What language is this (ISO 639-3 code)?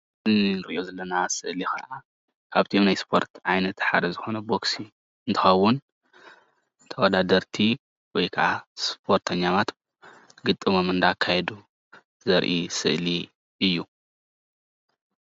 tir